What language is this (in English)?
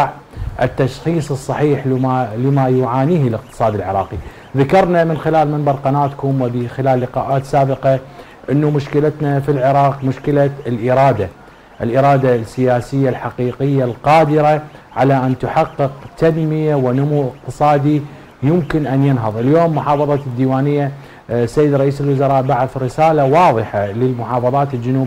Arabic